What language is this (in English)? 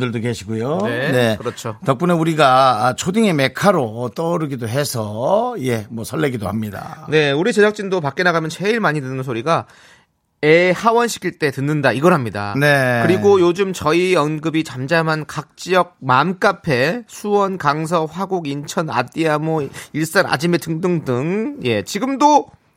Korean